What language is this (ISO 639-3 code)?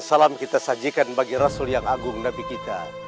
ind